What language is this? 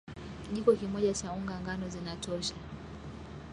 Swahili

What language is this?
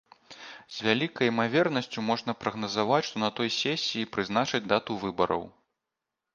Belarusian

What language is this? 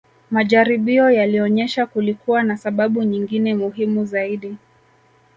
Swahili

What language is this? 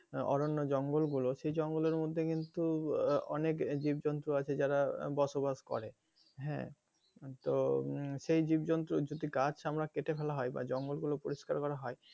Bangla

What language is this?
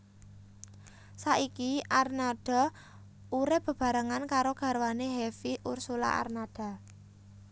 Javanese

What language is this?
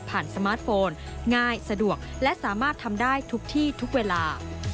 Thai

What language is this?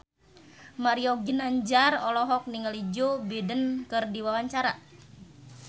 Sundanese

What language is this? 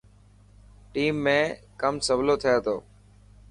Dhatki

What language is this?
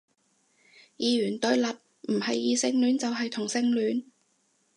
Cantonese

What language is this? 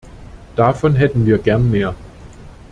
German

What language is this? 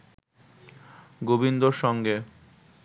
Bangla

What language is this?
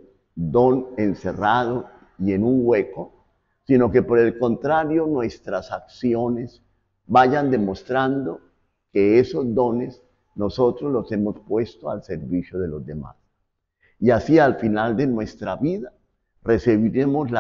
Spanish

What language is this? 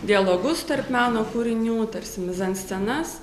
Lithuanian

